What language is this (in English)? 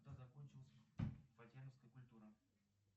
Russian